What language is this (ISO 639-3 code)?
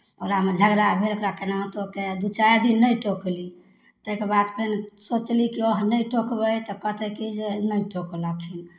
mai